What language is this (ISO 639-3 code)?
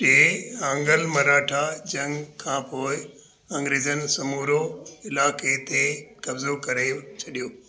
snd